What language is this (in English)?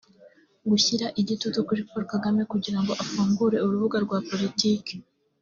Kinyarwanda